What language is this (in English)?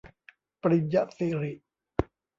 Thai